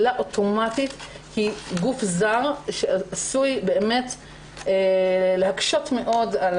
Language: Hebrew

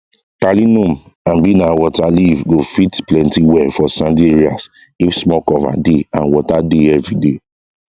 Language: Nigerian Pidgin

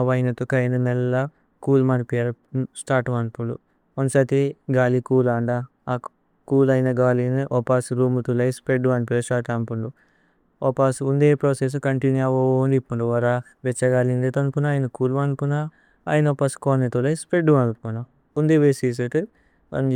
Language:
Tulu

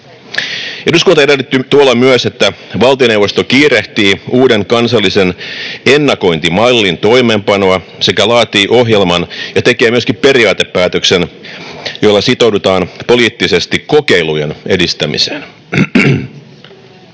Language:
Finnish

